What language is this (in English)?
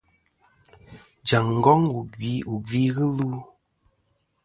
Kom